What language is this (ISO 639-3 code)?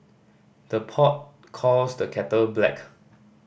eng